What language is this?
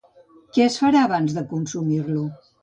Catalan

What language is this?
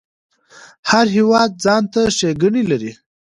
Pashto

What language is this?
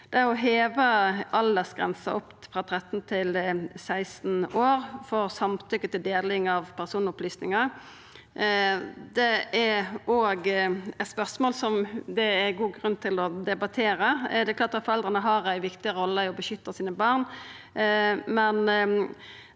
Norwegian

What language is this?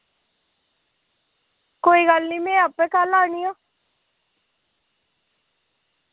Dogri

